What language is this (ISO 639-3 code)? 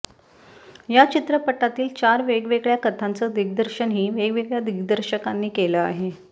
mar